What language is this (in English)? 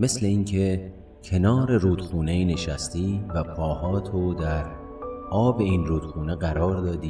Persian